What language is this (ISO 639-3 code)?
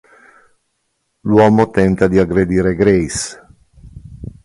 ita